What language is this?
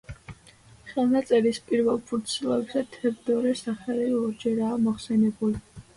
Georgian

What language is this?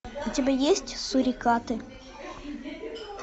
Russian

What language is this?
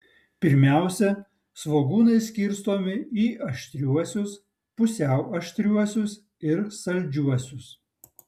Lithuanian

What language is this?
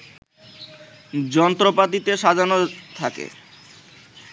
Bangla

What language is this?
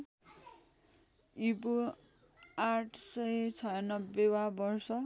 Nepali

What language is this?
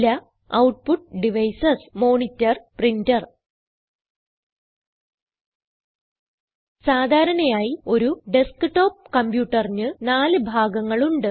Malayalam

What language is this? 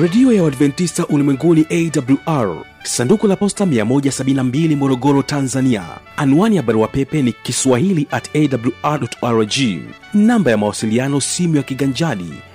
Swahili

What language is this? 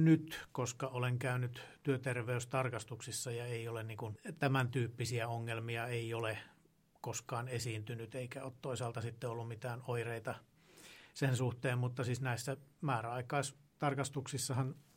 Finnish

